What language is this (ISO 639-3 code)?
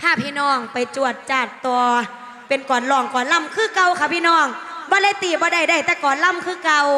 tha